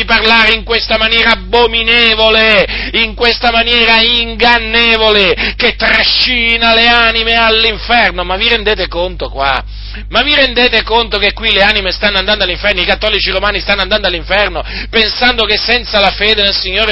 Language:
Italian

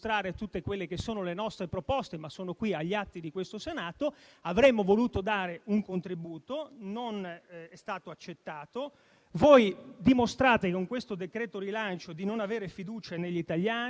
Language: Italian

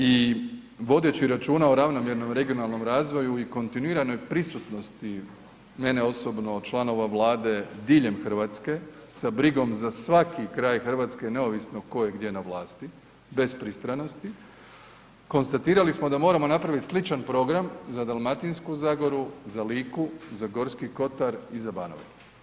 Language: Croatian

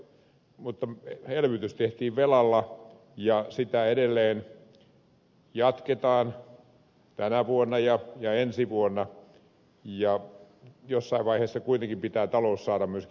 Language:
Finnish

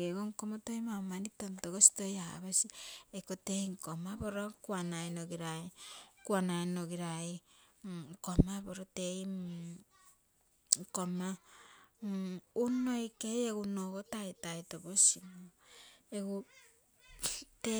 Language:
Terei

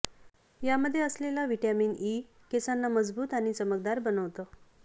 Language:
Marathi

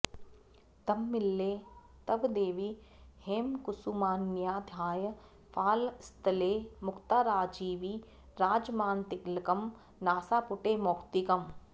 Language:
Sanskrit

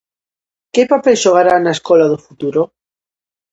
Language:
Galician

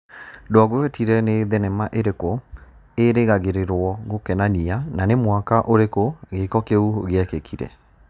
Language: Kikuyu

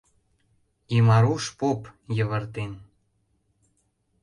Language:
Mari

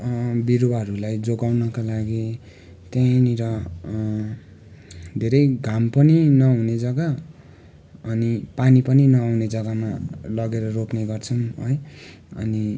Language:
Nepali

